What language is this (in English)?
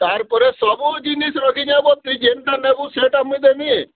Odia